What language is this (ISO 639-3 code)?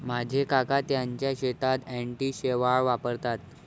mar